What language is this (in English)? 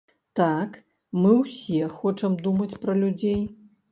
Belarusian